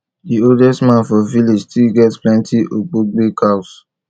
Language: Nigerian Pidgin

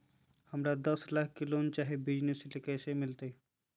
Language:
Magahi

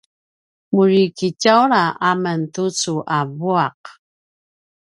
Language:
Paiwan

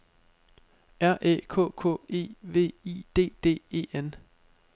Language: Danish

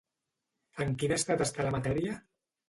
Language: Catalan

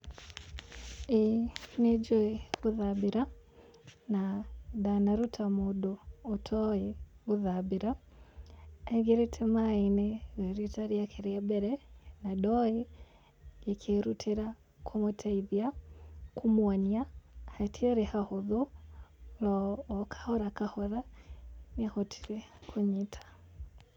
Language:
Kikuyu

